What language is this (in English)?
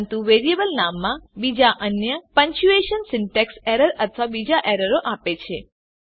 Gujarati